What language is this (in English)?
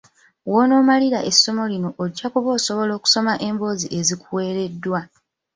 Ganda